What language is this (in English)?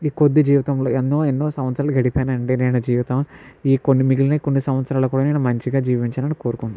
Telugu